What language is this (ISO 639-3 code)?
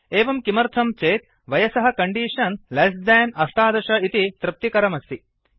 san